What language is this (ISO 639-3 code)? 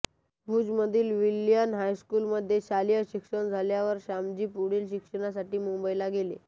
mar